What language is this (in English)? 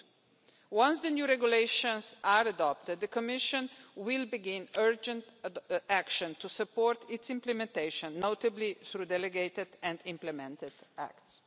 English